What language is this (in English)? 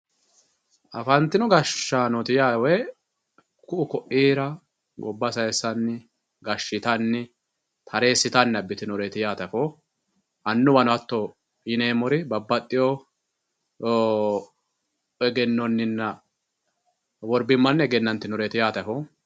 Sidamo